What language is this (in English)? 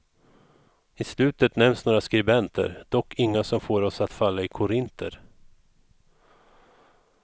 Swedish